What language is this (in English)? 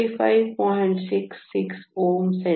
Kannada